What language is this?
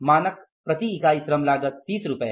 Hindi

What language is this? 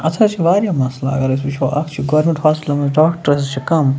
Kashmiri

